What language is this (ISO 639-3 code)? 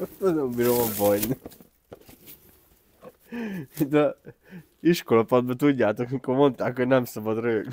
hun